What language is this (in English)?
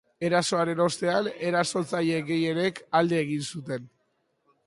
Basque